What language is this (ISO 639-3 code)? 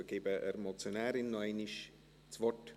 gsw